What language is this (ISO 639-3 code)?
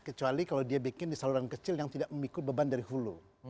ind